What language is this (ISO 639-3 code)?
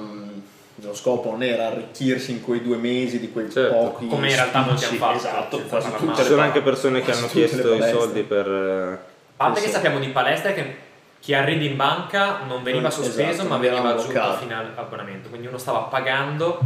ita